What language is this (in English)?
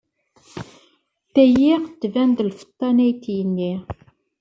Kabyle